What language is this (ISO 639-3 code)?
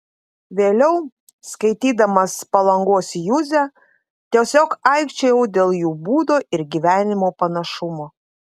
lit